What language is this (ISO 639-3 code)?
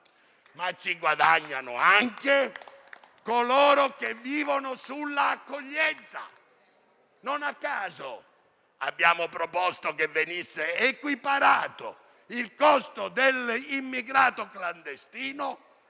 ita